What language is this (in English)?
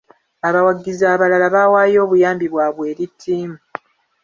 Ganda